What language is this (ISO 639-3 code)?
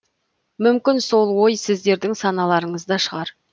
kaz